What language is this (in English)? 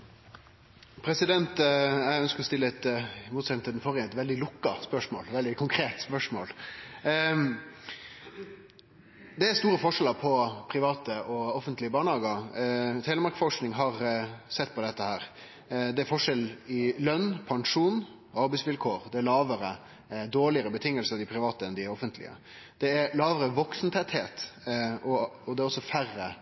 Norwegian